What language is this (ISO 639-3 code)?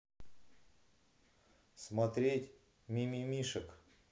rus